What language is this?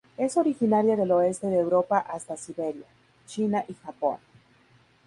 Spanish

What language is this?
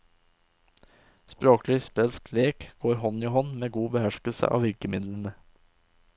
Norwegian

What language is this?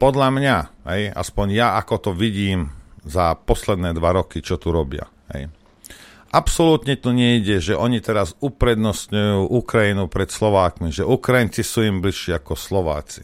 Slovak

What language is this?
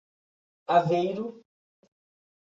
Portuguese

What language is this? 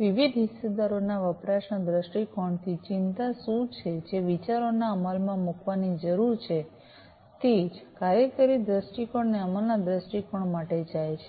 Gujarati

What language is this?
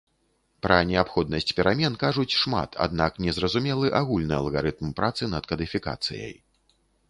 Belarusian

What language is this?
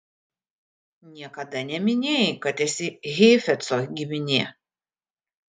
Lithuanian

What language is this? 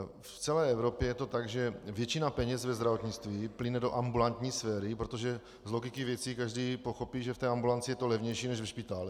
Czech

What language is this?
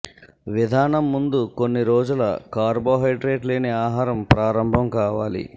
Telugu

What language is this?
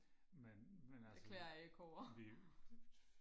Danish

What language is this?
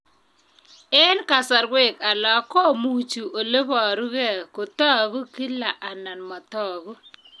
Kalenjin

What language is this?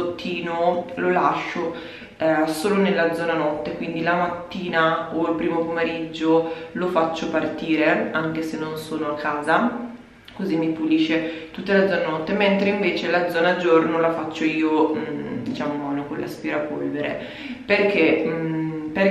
Italian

